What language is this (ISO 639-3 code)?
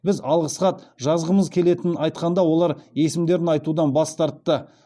kaz